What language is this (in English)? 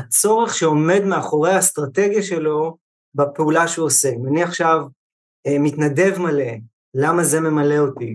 Hebrew